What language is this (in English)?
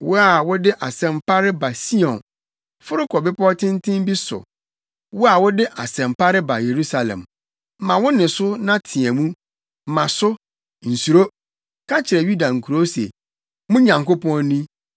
Akan